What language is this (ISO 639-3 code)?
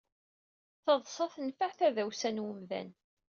kab